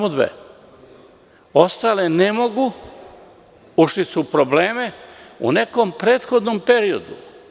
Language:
Serbian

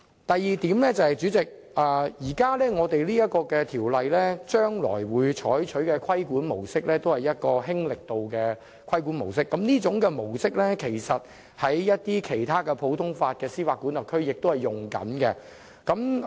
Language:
Cantonese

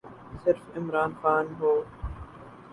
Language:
Urdu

